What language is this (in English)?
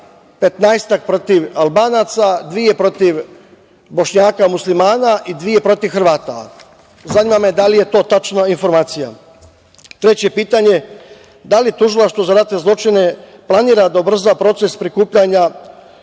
Serbian